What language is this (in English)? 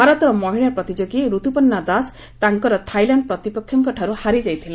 Odia